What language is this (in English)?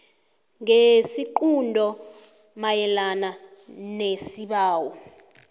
South Ndebele